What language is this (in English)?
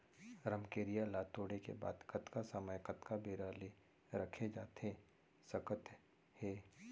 Chhattisgarhi